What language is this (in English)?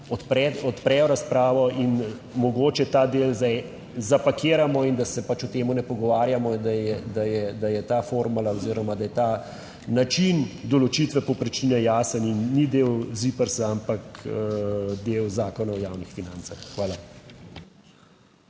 Slovenian